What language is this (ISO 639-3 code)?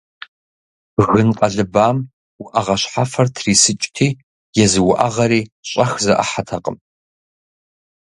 kbd